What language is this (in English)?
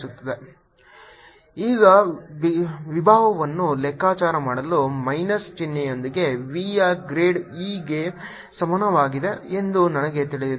Kannada